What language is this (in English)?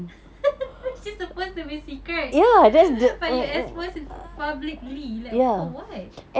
English